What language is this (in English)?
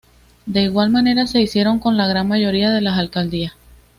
Spanish